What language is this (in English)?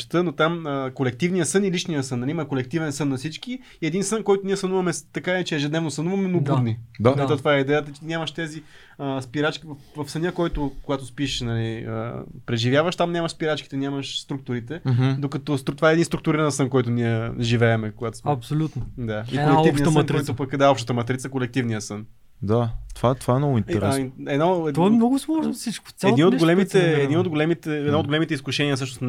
Bulgarian